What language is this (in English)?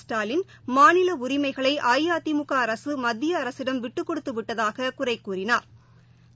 Tamil